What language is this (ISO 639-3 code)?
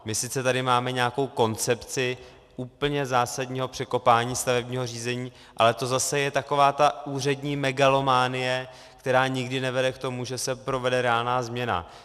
ces